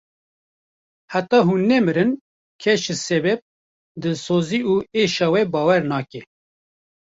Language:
Kurdish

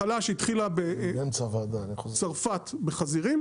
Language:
Hebrew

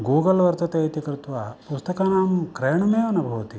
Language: Sanskrit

